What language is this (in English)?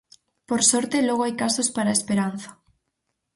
Galician